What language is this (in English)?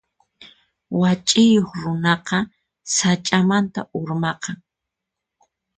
Puno Quechua